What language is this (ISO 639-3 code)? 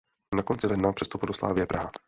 ces